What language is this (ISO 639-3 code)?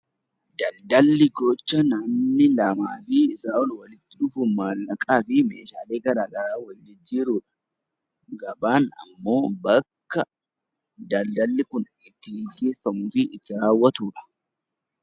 orm